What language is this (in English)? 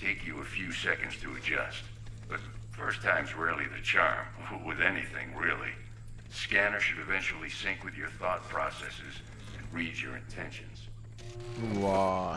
Turkish